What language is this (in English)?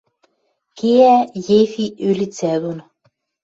Western Mari